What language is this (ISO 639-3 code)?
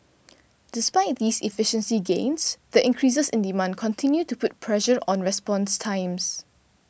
eng